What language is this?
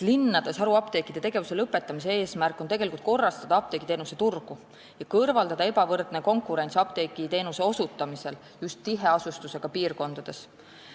Estonian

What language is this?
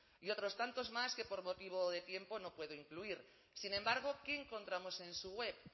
Spanish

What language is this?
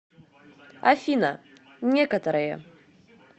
Russian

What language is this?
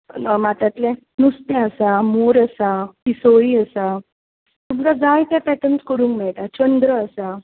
Konkani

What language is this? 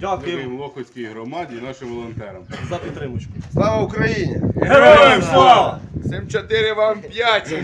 Ukrainian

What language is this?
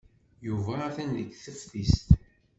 Kabyle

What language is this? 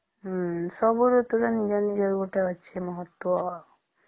Odia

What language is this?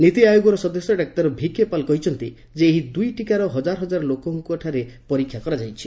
Odia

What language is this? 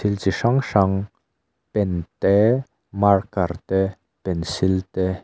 Mizo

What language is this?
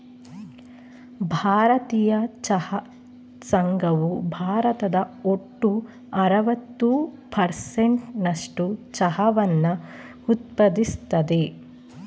Kannada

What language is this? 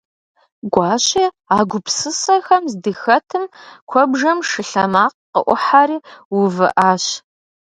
Kabardian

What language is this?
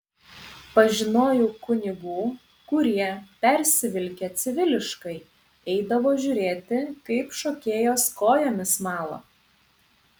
Lithuanian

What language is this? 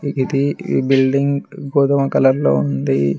Telugu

